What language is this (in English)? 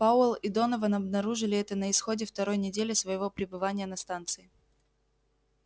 Russian